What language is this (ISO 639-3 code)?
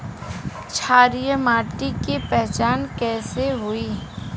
bho